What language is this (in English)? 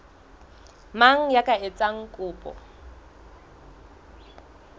Southern Sotho